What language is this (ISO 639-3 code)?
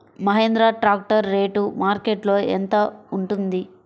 tel